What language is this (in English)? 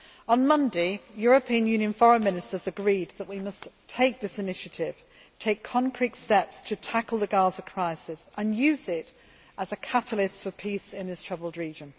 English